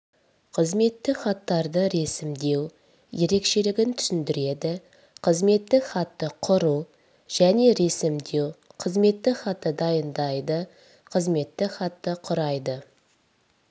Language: Kazakh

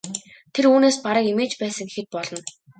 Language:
Mongolian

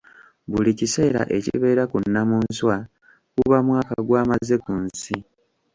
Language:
Ganda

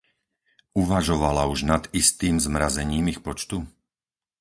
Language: Slovak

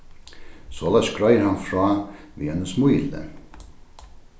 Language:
Faroese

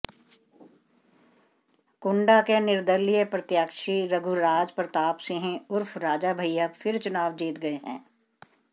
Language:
Hindi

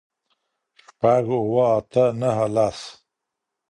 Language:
Pashto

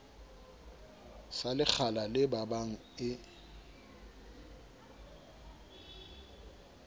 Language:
Southern Sotho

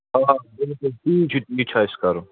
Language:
Kashmiri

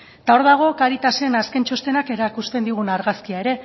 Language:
Basque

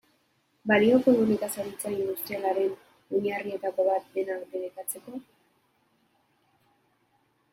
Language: Basque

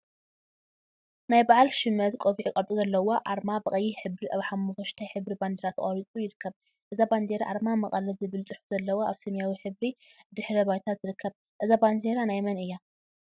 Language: Tigrinya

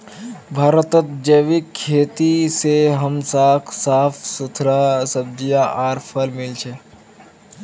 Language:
Magahi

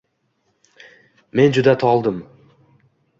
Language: Uzbek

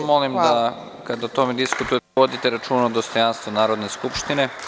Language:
Serbian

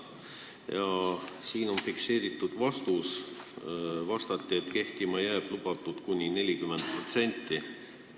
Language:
Estonian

